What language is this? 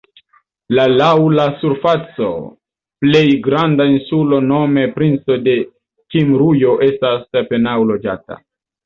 Esperanto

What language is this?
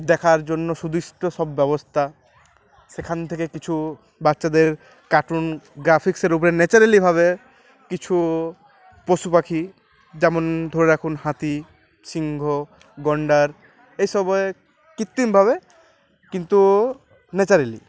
Bangla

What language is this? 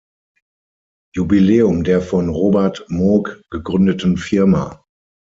German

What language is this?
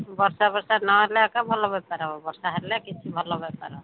Odia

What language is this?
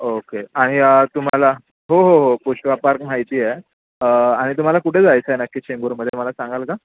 Marathi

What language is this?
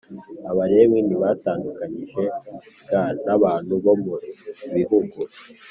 Kinyarwanda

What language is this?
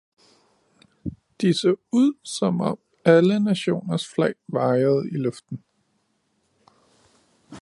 Danish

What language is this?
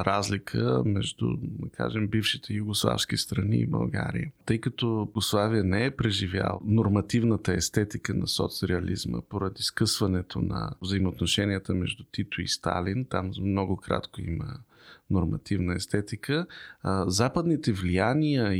Bulgarian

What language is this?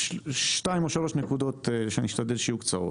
Hebrew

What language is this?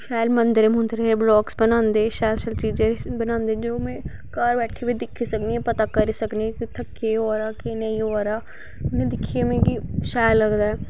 Dogri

